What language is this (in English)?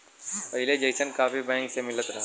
Bhojpuri